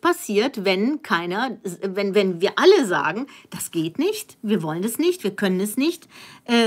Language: German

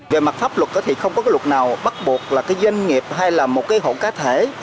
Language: Vietnamese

